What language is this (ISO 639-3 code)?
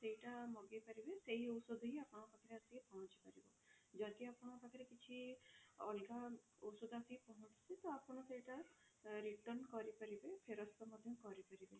ori